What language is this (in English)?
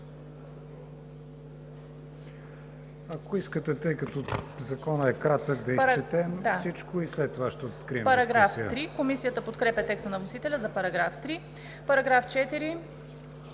Bulgarian